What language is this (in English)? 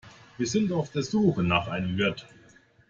German